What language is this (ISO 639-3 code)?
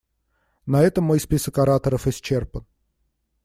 rus